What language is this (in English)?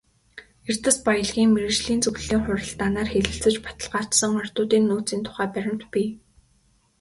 Mongolian